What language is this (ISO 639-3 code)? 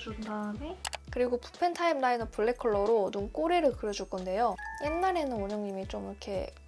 kor